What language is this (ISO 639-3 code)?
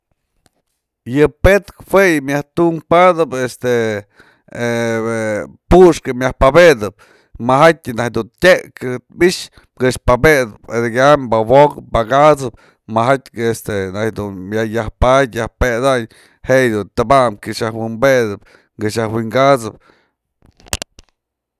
mzl